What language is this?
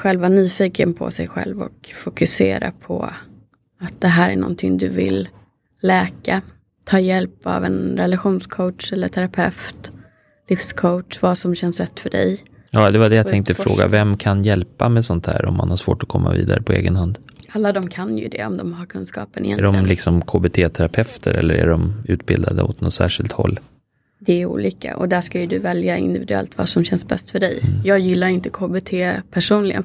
Swedish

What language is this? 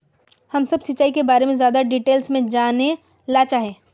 Magahi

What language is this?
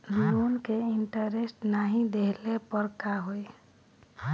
Bhojpuri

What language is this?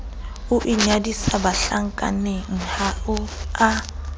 Southern Sotho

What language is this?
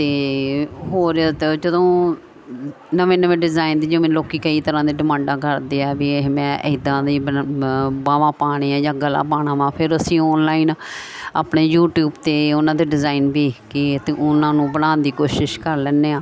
Punjabi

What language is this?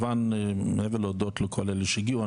Hebrew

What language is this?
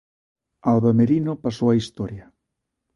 Galician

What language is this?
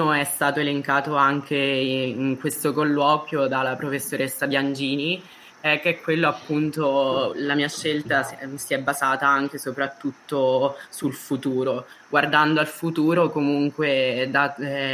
Italian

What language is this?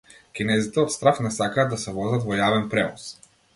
Macedonian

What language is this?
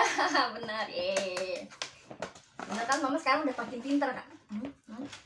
Indonesian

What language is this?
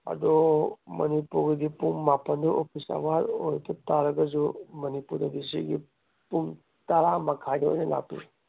Manipuri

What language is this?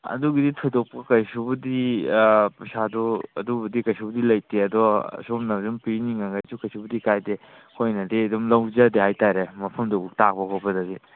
Manipuri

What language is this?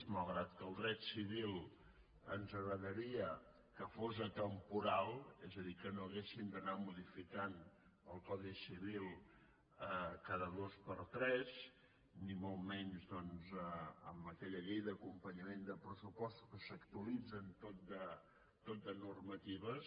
Catalan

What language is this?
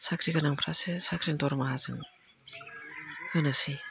Bodo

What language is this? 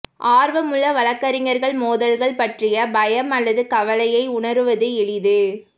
Tamil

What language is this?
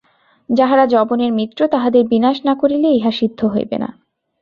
Bangla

